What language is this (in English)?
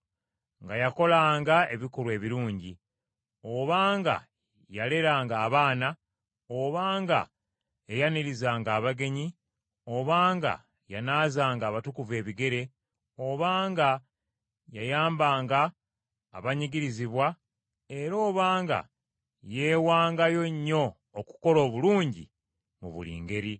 Ganda